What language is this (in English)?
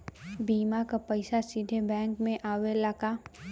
Bhojpuri